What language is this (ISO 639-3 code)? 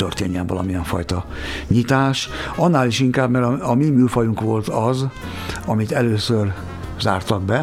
hun